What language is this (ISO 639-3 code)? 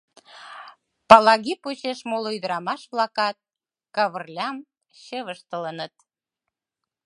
chm